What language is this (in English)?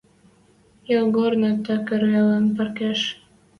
Western Mari